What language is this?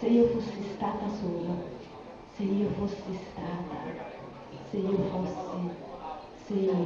Italian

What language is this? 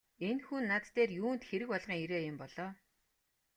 Mongolian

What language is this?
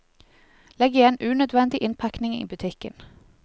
Norwegian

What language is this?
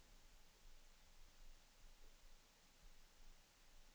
Swedish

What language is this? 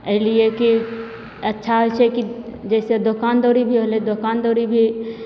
Maithili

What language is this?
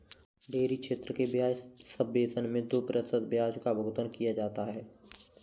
Hindi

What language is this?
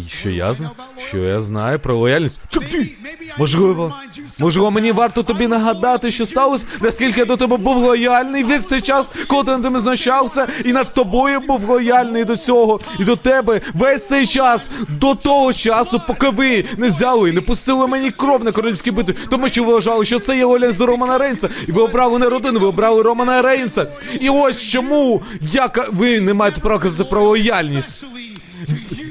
Ukrainian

